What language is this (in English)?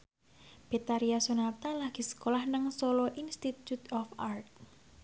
Javanese